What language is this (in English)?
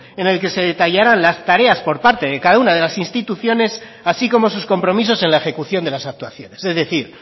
Spanish